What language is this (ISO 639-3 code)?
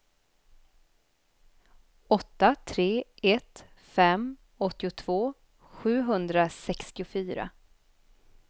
swe